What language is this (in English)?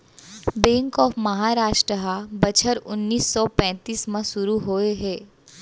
Chhattisgarhi